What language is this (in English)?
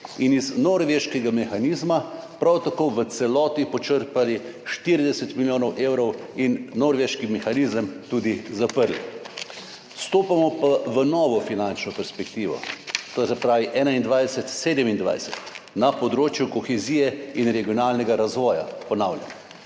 Slovenian